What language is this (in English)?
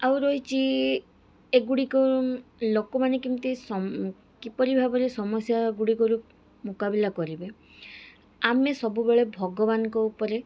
Odia